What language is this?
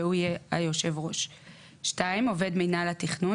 Hebrew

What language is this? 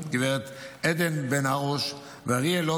Hebrew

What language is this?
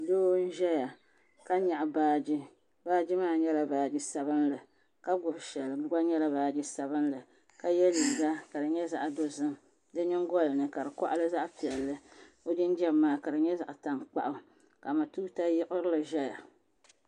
Dagbani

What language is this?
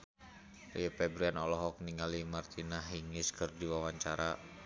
Sundanese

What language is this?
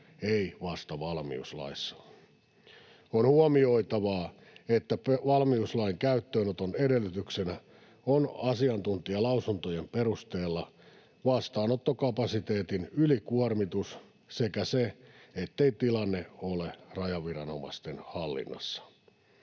Finnish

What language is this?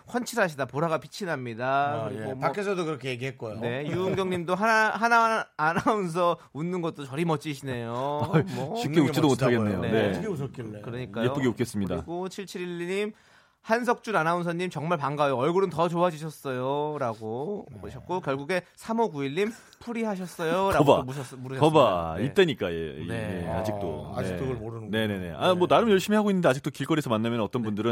Korean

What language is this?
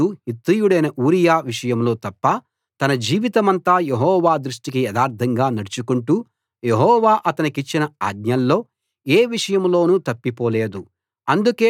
Telugu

